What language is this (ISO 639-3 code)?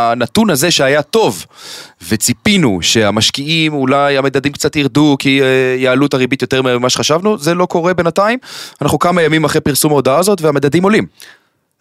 heb